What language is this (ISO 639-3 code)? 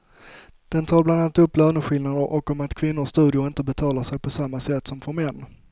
swe